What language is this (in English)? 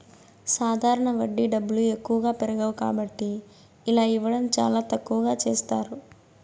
Telugu